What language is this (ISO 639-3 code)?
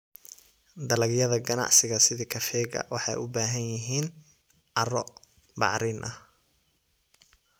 som